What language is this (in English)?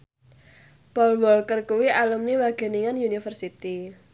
Javanese